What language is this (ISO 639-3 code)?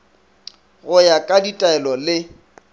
nso